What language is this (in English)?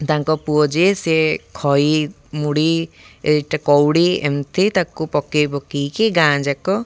Odia